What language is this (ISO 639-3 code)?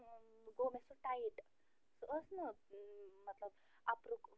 kas